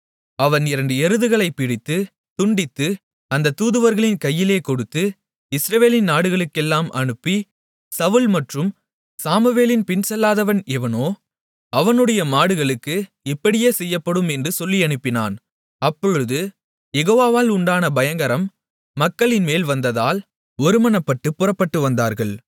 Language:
Tamil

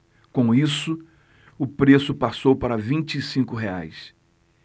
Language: Portuguese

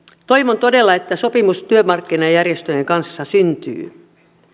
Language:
Finnish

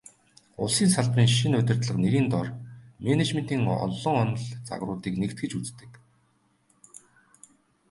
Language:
Mongolian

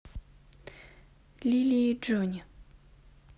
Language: Russian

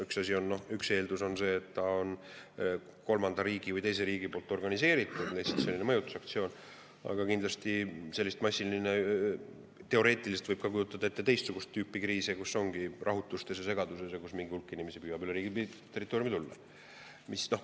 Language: Estonian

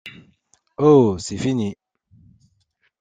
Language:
French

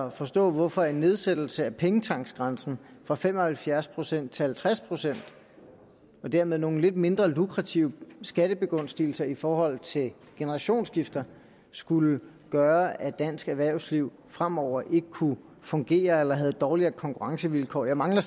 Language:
Danish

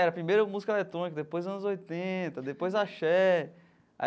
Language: Portuguese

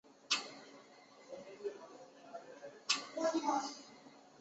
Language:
Chinese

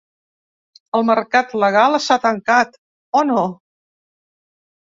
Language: Catalan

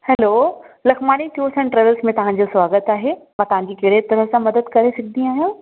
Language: Sindhi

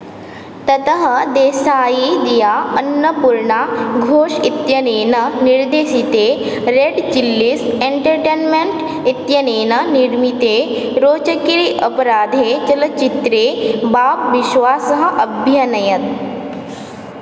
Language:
Sanskrit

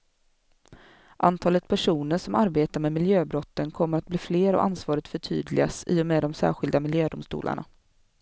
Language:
Swedish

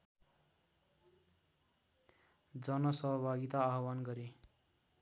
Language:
Nepali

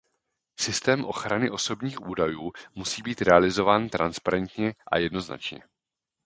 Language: Czech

